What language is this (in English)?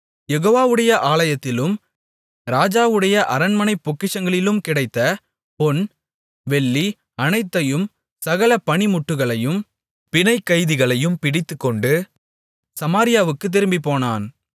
Tamil